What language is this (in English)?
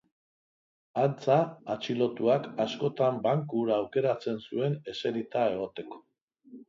Basque